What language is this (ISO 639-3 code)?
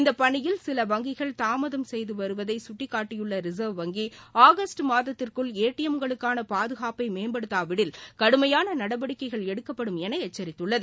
tam